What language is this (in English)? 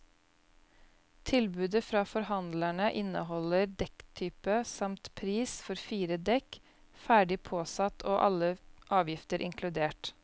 Norwegian